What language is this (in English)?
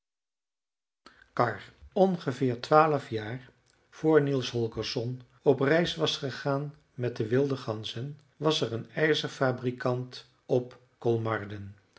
Dutch